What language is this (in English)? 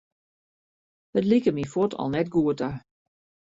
Western Frisian